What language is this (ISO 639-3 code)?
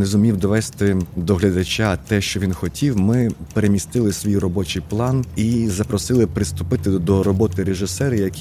ukr